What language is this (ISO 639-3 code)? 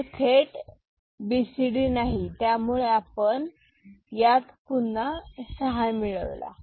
mar